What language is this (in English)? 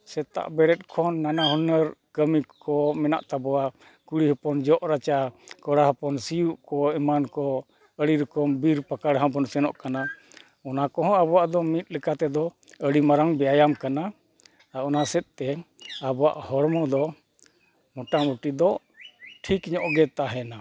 Santali